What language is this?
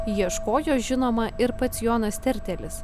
Lithuanian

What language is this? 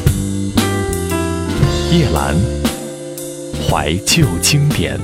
Chinese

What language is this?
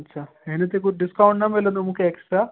Sindhi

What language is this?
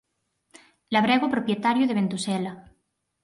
Galician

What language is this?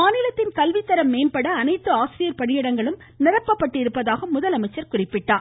Tamil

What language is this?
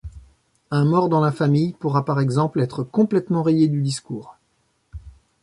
French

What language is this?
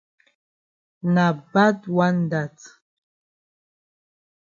Cameroon Pidgin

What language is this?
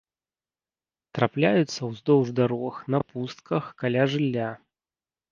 Belarusian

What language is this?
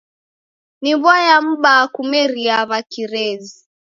Taita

